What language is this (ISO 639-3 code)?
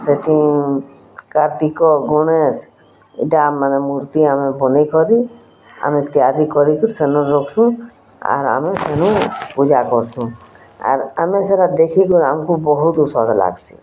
ori